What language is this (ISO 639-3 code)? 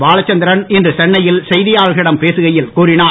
tam